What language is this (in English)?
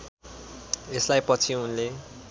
Nepali